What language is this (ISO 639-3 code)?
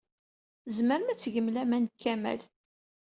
kab